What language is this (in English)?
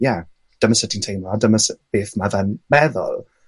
Welsh